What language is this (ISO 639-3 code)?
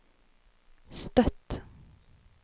nor